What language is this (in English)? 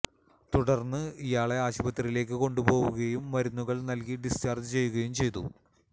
Malayalam